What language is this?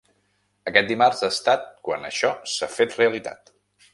Catalan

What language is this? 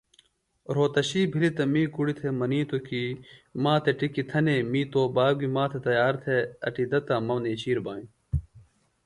Phalura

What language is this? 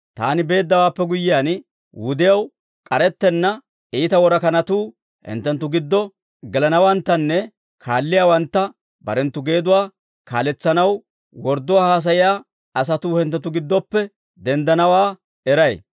Dawro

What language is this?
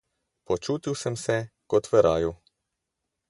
Slovenian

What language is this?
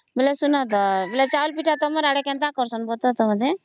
Odia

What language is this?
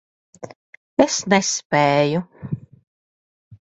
Latvian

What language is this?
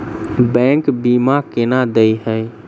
Maithili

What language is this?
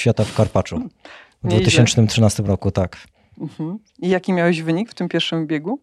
Polish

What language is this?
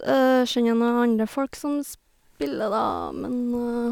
Norwegian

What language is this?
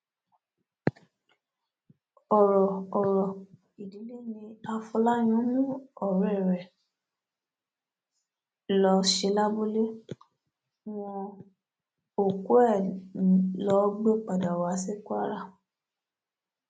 Yoruba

